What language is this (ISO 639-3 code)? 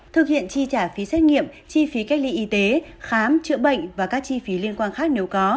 vie